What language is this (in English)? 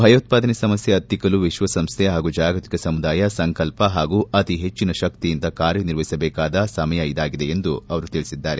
Kannada